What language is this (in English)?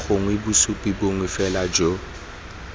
Tswana